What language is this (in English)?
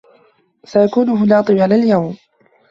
Arabic